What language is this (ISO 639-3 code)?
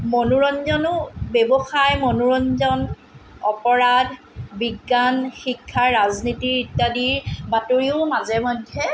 asm